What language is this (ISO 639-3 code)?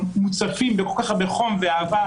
heb